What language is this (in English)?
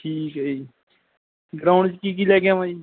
Punjabi